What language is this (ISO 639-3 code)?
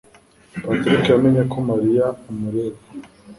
kin